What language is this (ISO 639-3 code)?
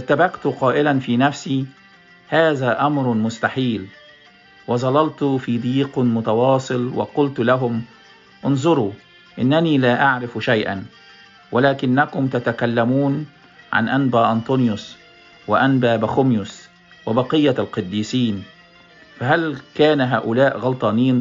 ara